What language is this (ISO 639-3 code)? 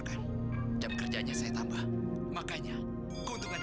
ind